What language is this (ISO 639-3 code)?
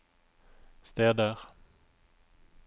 nor